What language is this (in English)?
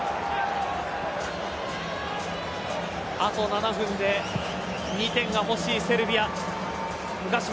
Japanese